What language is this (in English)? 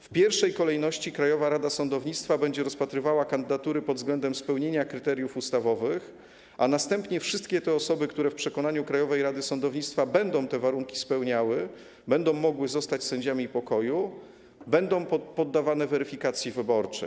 Polish